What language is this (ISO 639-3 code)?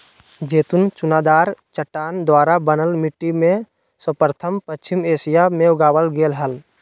mag